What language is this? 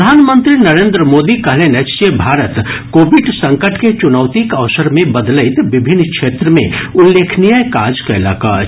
Maithili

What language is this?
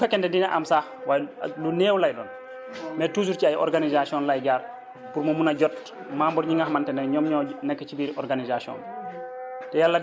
Wolof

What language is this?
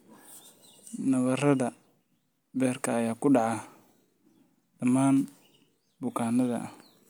Somali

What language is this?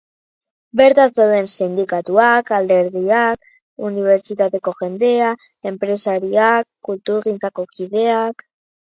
Basque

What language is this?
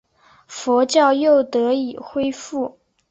Chinese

